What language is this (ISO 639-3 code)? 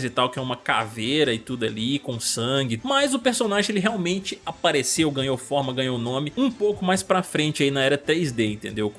por